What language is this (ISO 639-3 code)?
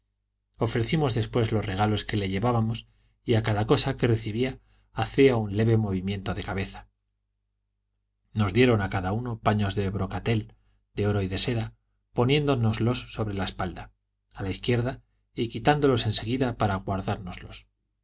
spa